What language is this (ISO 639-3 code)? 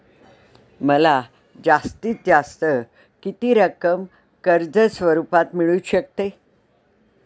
mar